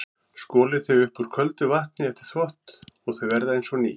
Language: Icelandic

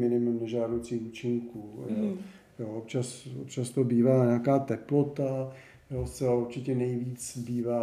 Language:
Czech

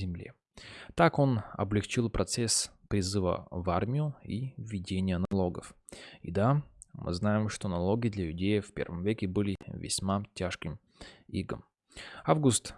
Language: Russian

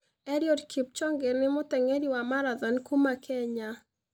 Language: Kikuyu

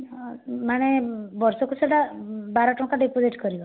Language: Odia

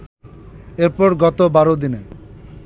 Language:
Bangla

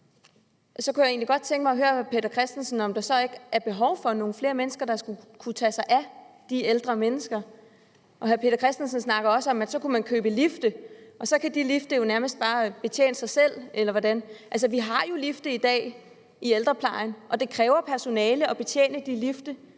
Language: Danish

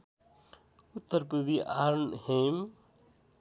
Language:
Nepali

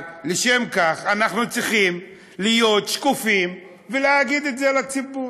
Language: Hebrew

